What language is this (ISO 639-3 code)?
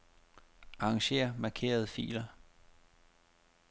dan